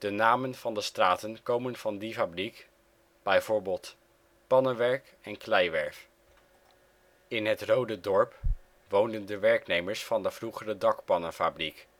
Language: Dutch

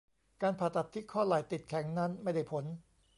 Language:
Thai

